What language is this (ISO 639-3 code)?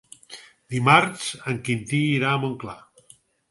cat